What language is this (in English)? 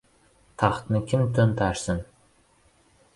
Uzbek